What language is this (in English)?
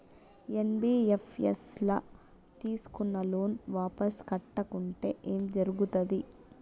Telugu